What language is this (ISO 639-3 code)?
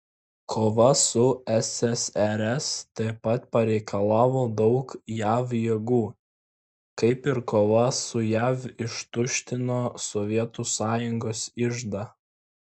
lit